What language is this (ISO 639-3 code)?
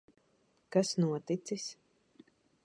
lav